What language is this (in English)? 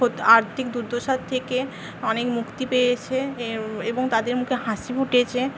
Bangla